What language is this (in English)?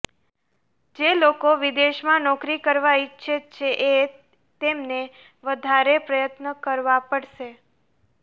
Gujarati